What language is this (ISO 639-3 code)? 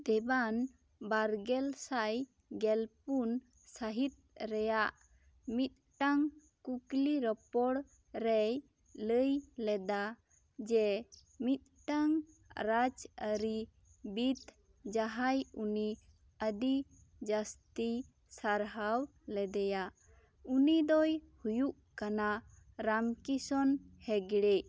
sat